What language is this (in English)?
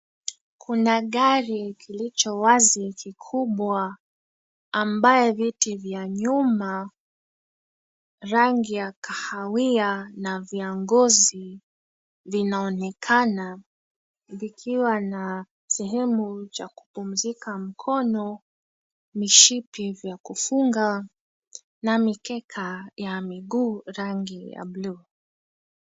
Swahili